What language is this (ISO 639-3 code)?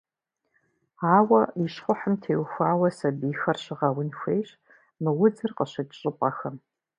kbd